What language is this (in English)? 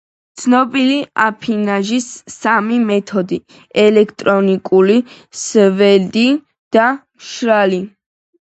Georgian